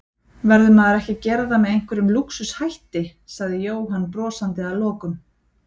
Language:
Icelandic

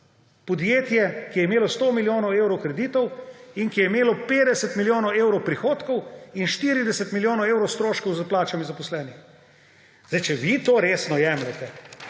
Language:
Slovenian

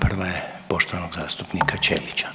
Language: Croatian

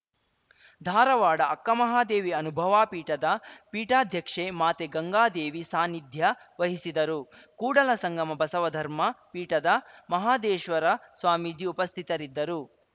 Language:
Kannada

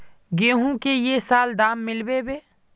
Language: Magahi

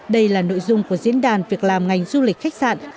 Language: Vietnamese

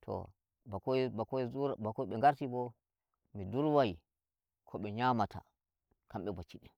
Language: Nigerian Fulfulde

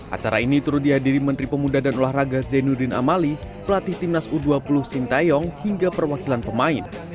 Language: Indonesian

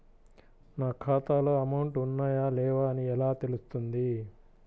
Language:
Telugu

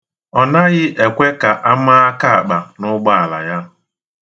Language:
Igbo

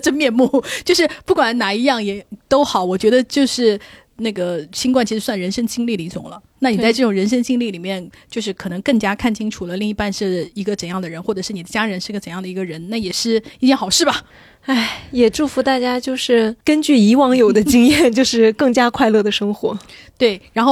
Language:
Chinese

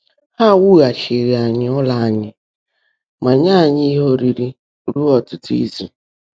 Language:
Igbo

